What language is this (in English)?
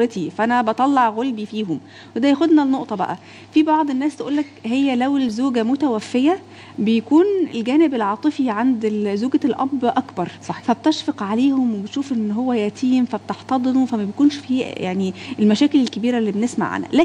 Arabic